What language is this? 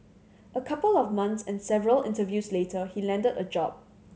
English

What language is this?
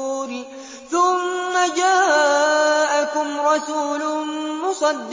Arabic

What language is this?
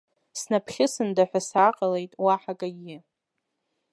Abkhazian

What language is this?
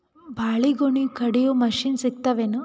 Kannada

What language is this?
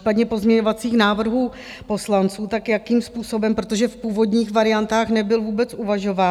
Czech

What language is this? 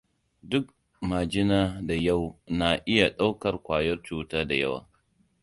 Hausa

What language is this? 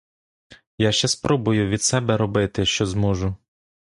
Ukrainian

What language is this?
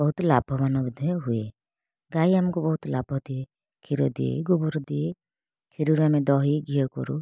Odia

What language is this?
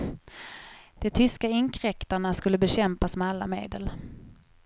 Swedish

